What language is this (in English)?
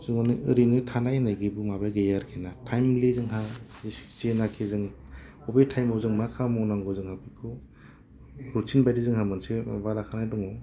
Bodo